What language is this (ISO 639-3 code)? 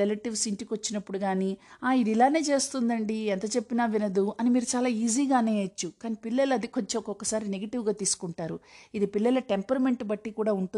tel